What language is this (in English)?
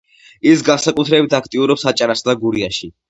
Georgian